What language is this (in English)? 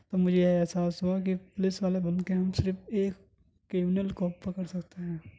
Urdu